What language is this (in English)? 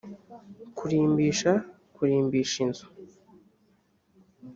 Kinyarwanda